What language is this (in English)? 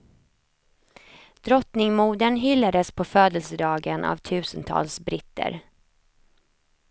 Swedish